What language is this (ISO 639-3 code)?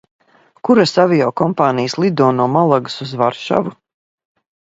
lav